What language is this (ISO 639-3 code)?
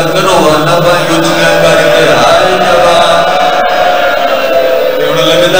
ara